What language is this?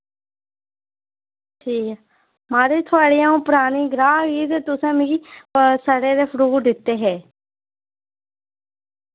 Dogri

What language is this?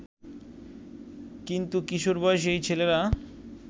Bangla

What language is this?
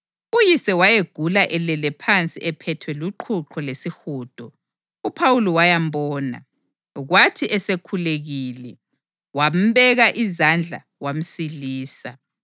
North Ndebele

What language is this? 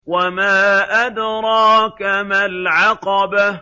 Arabic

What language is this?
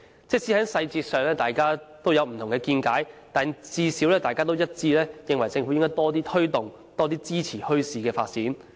Cantonese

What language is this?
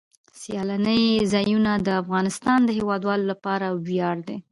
Pashto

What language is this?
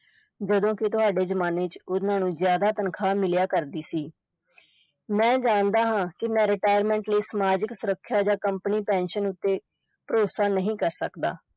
Punjabi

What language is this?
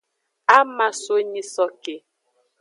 Aja (Benin)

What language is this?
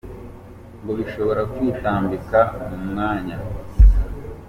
Kinyarwanda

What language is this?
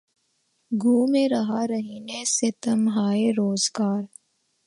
Urdu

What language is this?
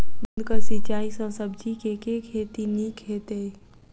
Maithili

